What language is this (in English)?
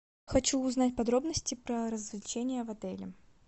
Russian